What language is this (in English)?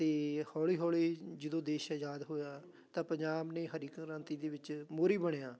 Punjabi